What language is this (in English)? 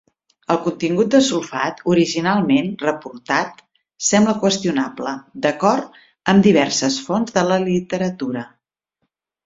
Catalan